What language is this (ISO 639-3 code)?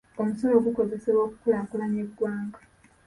lug